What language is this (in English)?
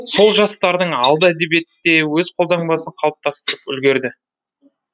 Kazakh